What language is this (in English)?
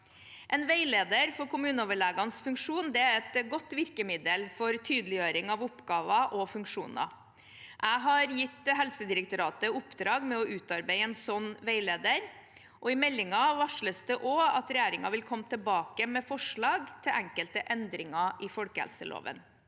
Norwegian